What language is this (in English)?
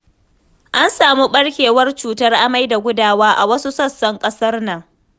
Hausa